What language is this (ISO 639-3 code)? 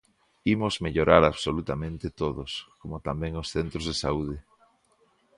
glg